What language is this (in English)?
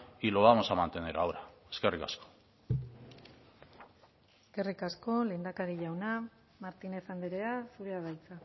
Basque